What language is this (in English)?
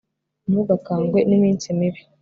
Kinyarwanda